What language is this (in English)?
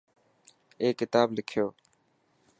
Dhatki